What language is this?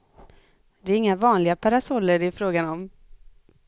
Swedish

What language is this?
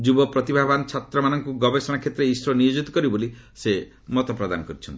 Odia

